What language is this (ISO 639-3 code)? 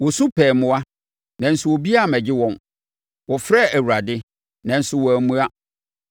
aka